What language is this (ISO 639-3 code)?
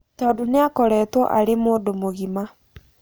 kik